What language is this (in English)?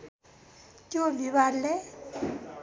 Nepali